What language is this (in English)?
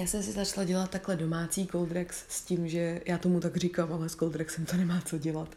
Czech